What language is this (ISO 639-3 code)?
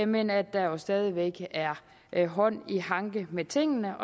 dan